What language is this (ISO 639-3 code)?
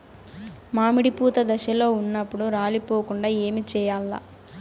tel